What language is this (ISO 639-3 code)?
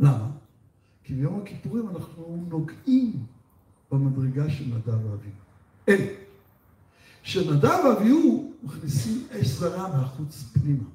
heb